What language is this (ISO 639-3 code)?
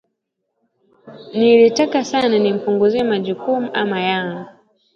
swa